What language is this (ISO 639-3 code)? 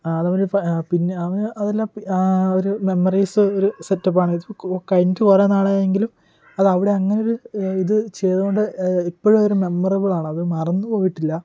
mal